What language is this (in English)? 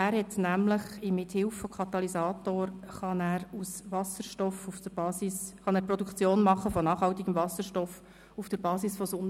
Swiss German